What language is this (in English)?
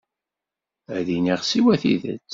Kabyle